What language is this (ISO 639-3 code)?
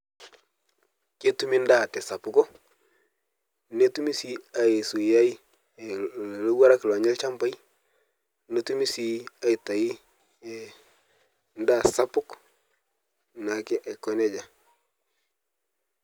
mas